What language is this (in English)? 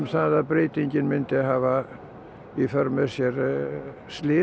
Icelandic